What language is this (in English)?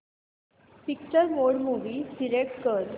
Marathi